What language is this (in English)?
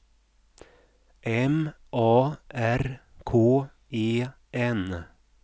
Swedish